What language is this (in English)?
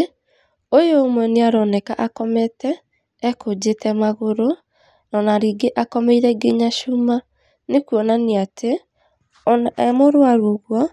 Kikuyu